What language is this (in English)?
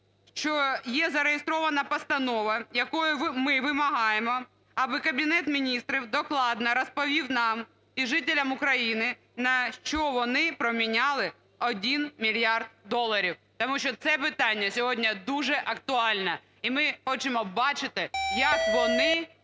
Ukrainian